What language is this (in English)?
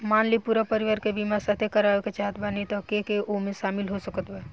Bhojpuri